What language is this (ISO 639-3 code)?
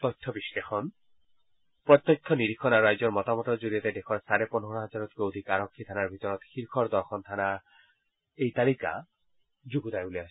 asm